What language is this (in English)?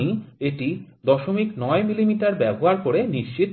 Bangla